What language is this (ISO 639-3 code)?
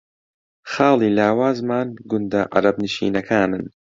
ckb